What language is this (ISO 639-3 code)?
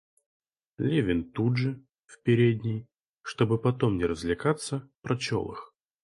rus